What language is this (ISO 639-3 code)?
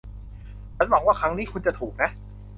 tha